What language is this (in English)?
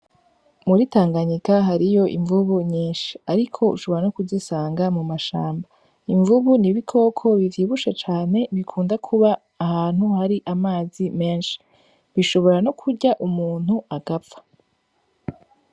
Rundi